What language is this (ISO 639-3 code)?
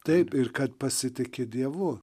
lit